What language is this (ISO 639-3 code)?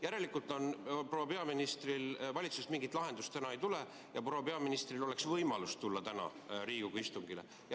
est